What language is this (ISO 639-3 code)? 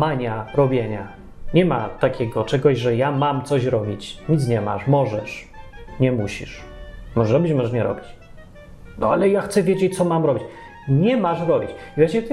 pol